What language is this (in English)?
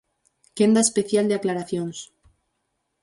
Galician